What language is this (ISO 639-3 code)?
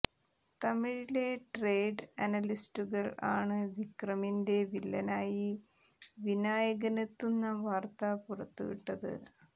mal